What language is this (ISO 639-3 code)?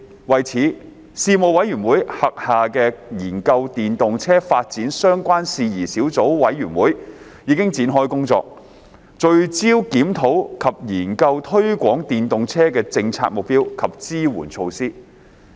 yue